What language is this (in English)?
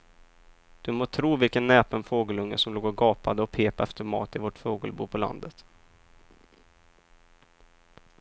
Swedish